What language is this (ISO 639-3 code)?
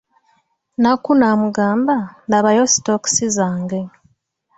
lug